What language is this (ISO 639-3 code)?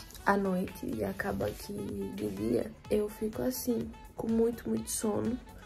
por